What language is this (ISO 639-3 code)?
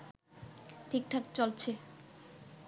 ben